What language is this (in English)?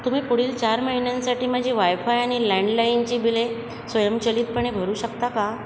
Marathi